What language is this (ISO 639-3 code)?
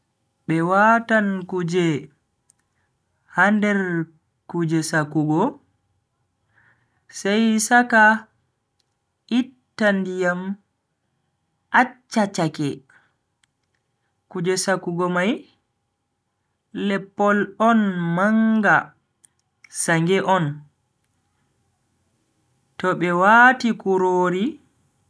fui